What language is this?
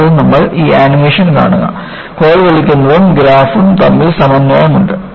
Malayalam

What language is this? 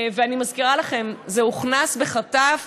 Hebrew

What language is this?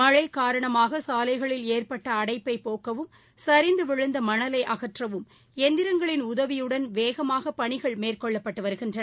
Tamil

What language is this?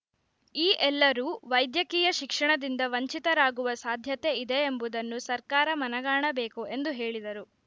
Kannada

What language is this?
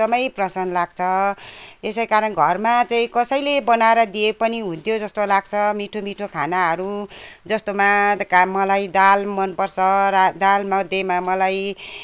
Nepali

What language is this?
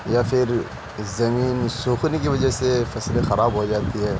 Urdu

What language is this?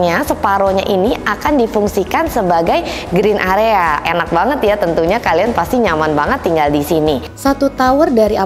Indonesian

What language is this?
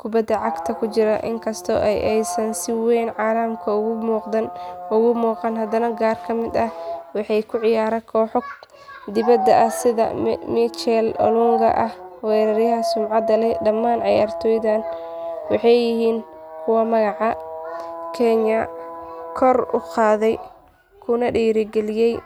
Somali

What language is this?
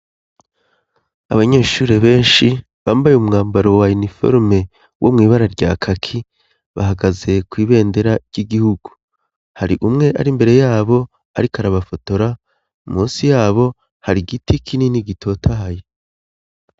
Rundi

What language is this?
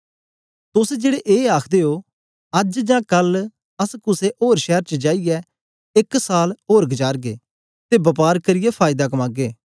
Dogri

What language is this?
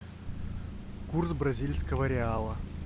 Russian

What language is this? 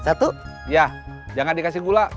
Indonesian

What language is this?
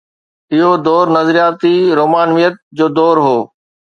Sindhi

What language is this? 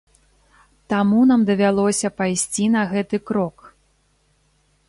Belarusian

